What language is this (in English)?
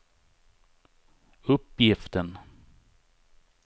Swedish